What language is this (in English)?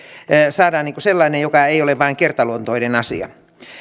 Finnish